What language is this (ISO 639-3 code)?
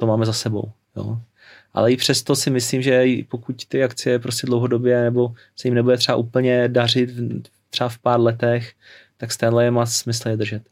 ces